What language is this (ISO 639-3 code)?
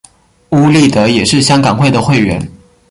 zho